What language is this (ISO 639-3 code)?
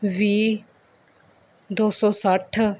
pan